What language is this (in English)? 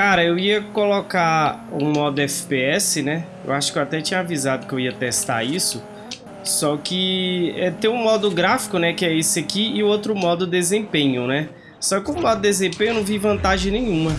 Portuguese